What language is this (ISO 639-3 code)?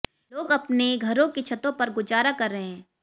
hin